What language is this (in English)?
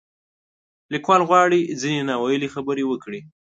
Pashto